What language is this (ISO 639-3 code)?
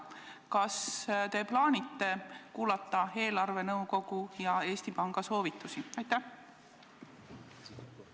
est